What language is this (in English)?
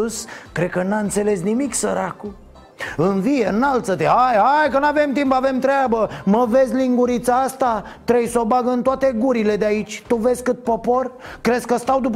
Romanian